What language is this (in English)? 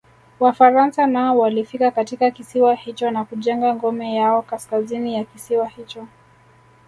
Swahili